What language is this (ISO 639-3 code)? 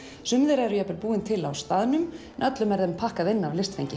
isl